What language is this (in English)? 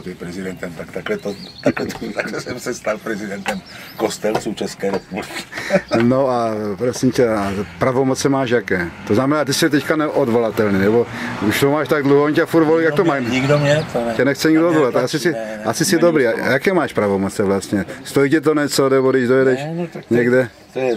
Czech